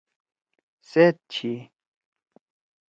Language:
Torwali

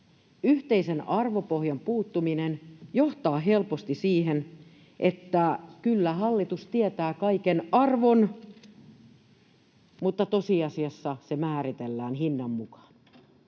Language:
Finnish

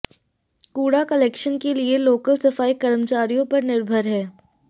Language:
Hindi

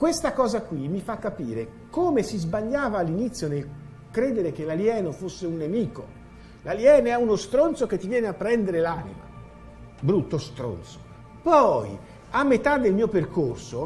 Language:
Italian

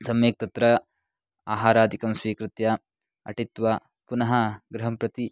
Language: Sanskrit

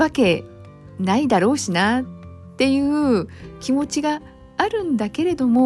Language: Japanese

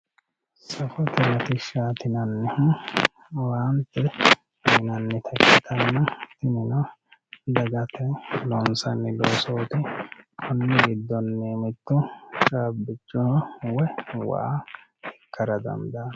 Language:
Sidamo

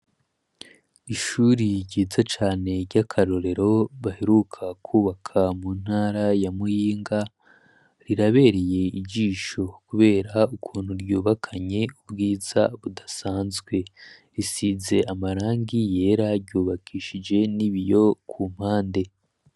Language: Rundi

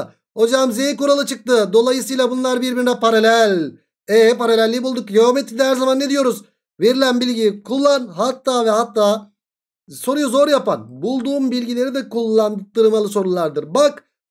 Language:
Turkish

